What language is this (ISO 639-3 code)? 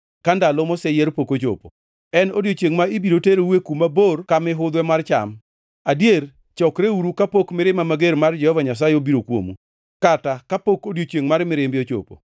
luo